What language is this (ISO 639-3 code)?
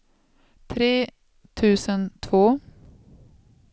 swe